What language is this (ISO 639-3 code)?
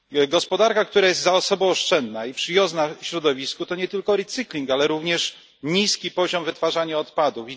pol